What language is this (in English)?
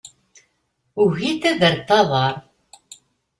Kabyle